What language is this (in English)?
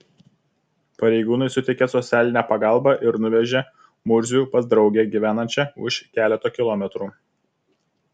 Lithuanian